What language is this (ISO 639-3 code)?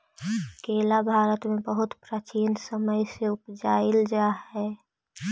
mag